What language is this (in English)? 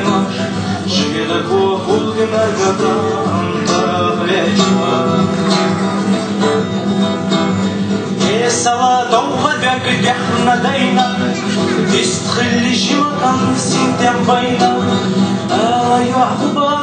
Turkish